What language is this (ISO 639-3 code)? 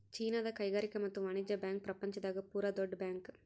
kan